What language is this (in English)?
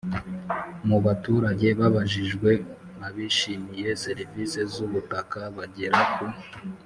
Kinyarwanda